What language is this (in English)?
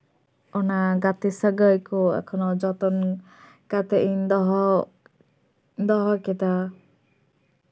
Santali